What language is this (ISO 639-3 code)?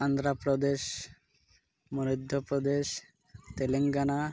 ori